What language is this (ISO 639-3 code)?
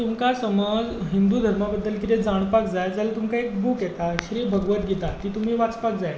kok